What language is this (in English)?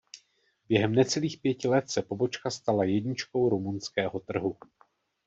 Czech